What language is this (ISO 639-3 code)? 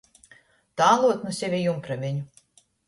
ltg